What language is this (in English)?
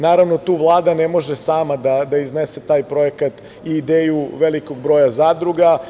Serbian